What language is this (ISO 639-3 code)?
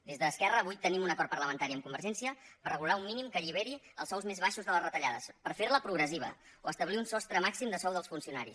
cat